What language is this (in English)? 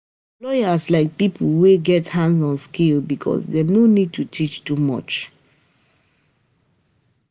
Nigerian Pidgin